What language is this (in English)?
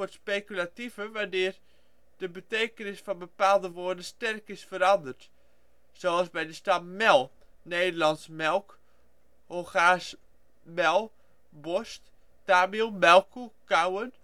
Dutch